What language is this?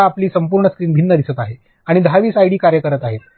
Marathi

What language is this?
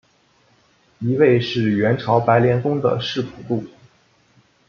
Chinese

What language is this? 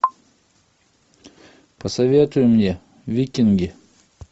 Russian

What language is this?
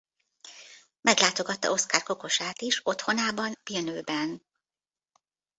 Hungarian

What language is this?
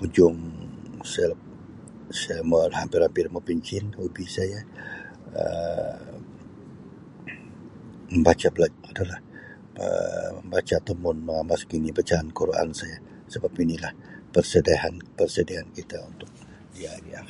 Sabah Malay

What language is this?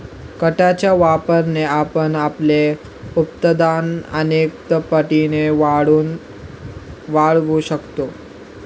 Marathi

